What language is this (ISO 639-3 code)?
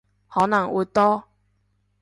yue